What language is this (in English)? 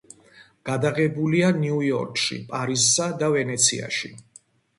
Georgian